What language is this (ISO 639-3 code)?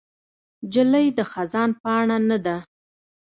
pus